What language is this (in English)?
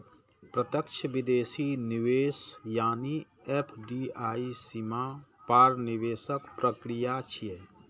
Maithili